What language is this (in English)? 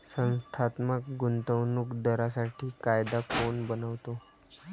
Marathi